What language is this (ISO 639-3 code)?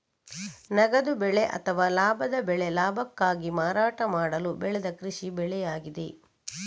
kan